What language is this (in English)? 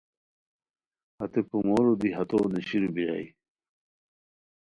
Khowar